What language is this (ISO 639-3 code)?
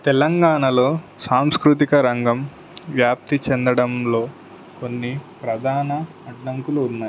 tel